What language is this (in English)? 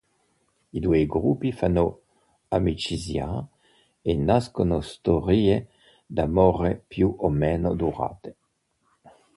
Italian